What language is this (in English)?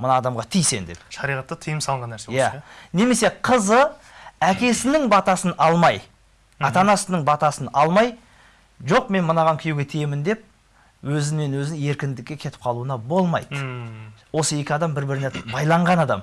Turkish